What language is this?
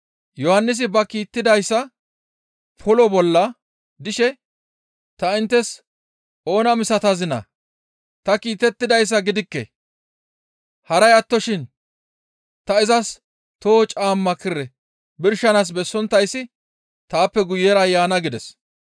Gamo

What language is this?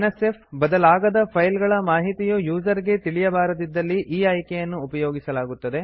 Kannada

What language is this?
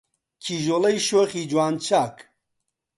Central Kurdish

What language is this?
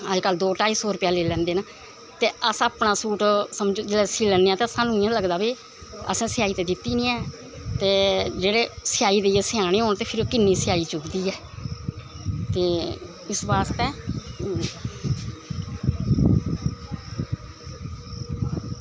Dogri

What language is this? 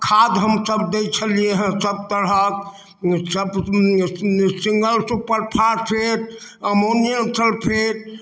Maithili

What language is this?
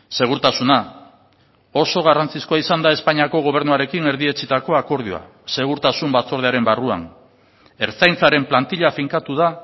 Basque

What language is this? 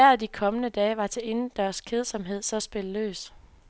Danish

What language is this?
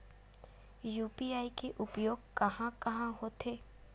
Chhattisgarhi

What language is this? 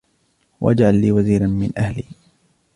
Arabic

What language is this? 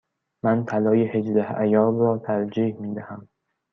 Persian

